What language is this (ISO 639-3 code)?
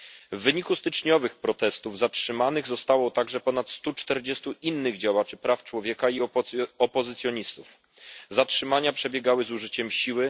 pol